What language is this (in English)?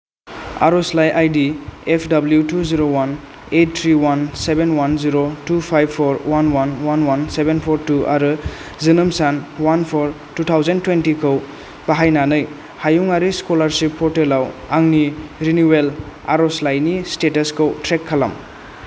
Bodo